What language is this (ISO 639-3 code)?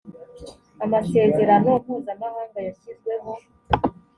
kin